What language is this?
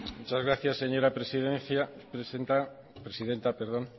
Spanish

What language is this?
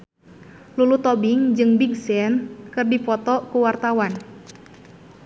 Sundanese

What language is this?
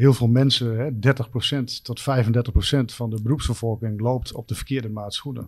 Dutch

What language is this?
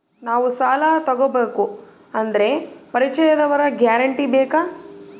Kannada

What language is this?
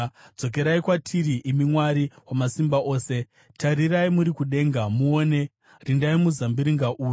Shona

